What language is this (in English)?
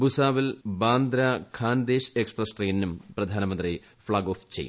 Malayalam